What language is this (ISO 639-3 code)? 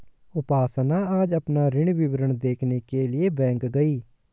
hin